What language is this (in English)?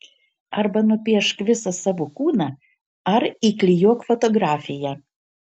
Lithuanian